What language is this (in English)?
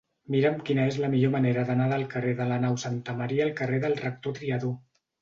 Catalan